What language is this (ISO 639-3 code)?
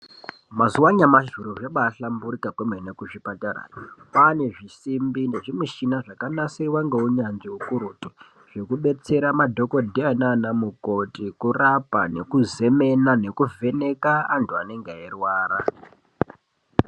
ndc